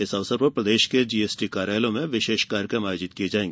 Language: Hindi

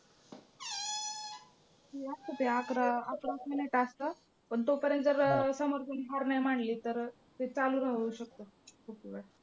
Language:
Marathi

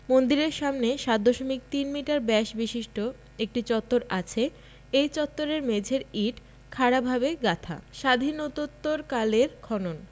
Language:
Bangla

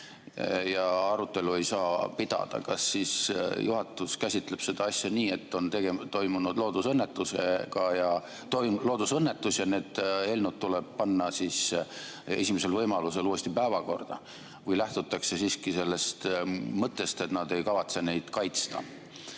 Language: Estonian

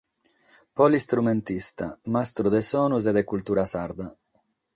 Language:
Sardinian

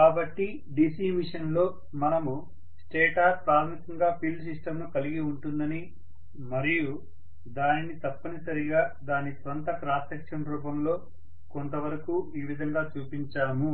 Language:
Telugu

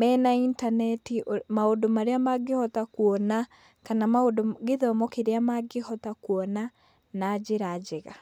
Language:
Kikuyu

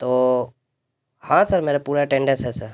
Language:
Urdu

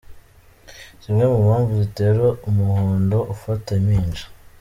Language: Kinyarwanda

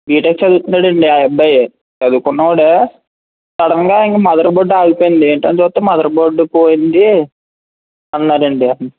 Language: Telugu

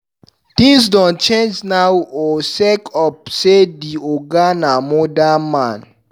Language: Nigerian Pidgin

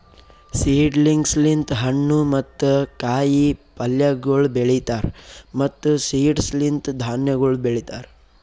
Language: Kannada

